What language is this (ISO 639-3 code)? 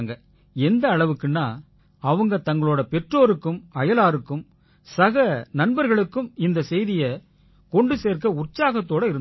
tam